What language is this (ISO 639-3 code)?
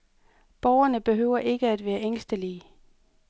dan